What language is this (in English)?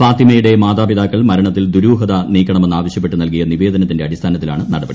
Malayalam